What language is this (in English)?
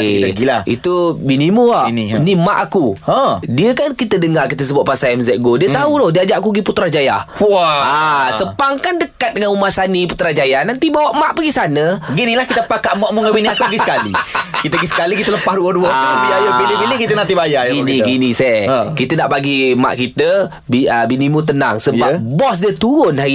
Malay